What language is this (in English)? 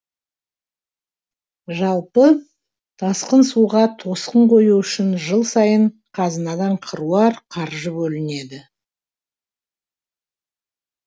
Kazakh